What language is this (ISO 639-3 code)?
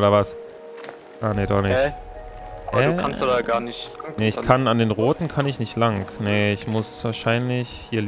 deu